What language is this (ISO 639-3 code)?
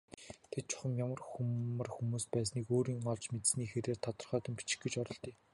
mon